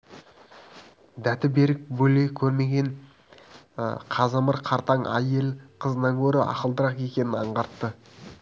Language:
Kazakh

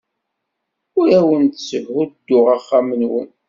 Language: Kabyle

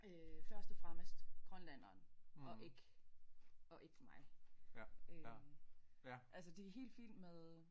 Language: Danish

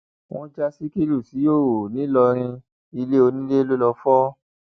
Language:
Yoruba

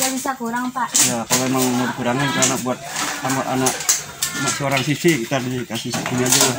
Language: Indonesian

